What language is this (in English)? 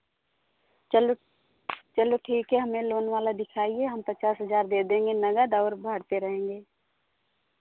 Hindi